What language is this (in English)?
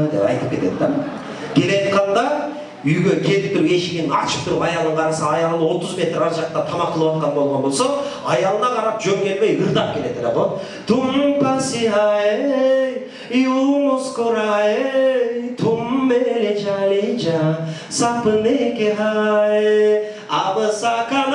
Turkish